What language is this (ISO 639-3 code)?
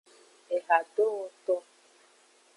ajg